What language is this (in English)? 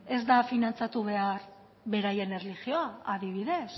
Basque